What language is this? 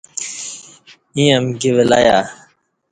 Kati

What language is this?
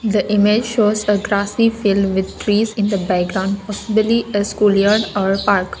English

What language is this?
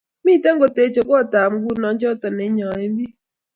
Kalenjin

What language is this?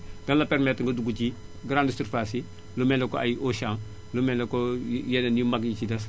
Wolof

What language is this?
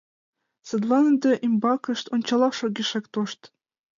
Mari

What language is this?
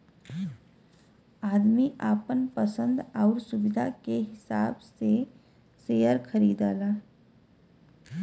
Bhojpuri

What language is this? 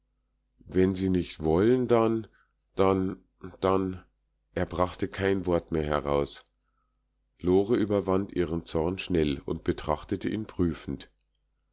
German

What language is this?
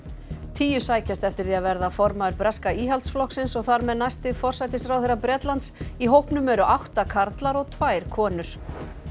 Icelandic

